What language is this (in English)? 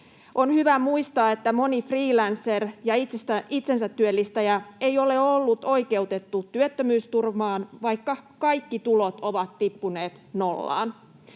Finnish